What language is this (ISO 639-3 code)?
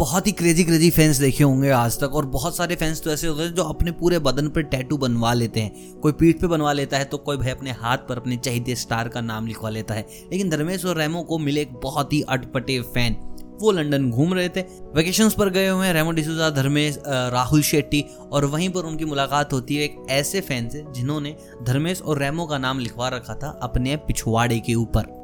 hin